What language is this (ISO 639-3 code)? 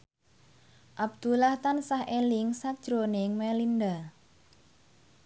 jav